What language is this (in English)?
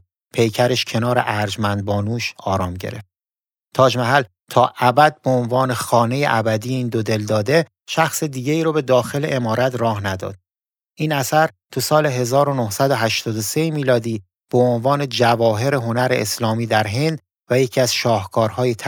Persian